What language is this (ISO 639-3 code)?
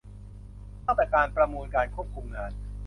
tha